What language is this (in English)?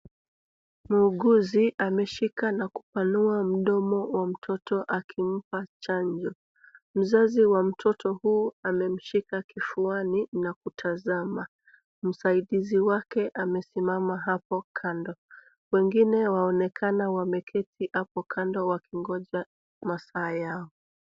Swahili